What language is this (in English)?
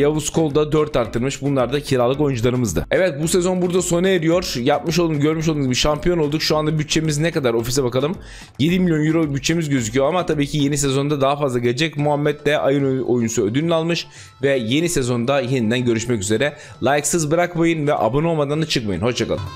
Turkish